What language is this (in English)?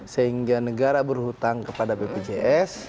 Indonesian